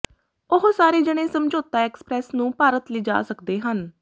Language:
Punjabi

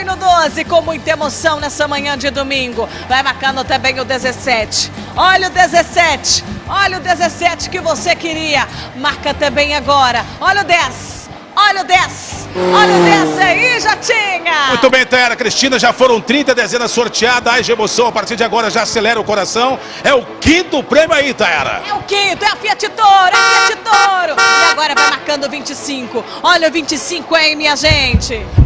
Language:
Portuguese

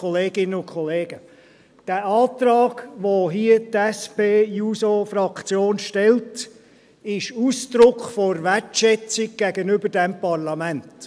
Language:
Swiss German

